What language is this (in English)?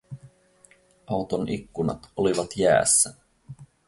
Finnish